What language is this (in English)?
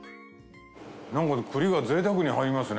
Japanese